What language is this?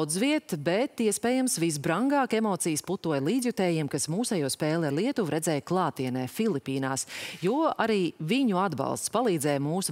Latvian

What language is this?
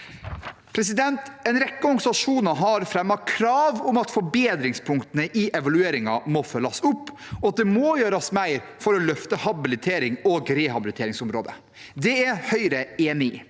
Norwegian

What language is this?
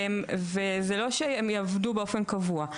Hebrew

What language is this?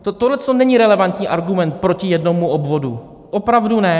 Czech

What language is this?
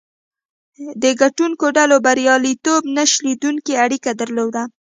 Pashto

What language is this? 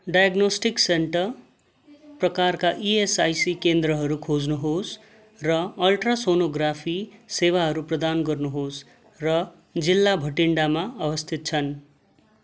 Nepali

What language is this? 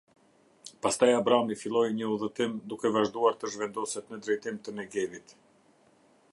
Albanian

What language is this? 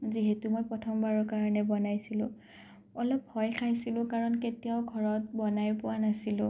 Assamese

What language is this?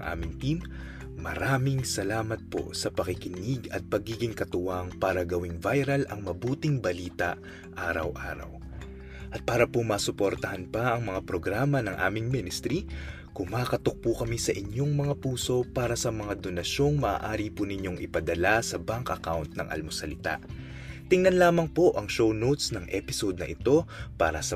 Filipino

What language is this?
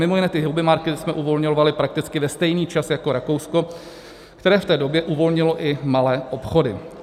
Czech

